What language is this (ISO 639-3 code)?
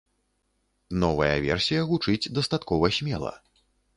bel